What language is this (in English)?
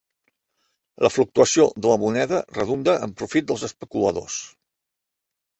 Catalan